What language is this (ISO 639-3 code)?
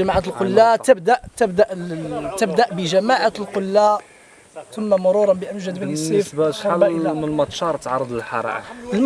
ara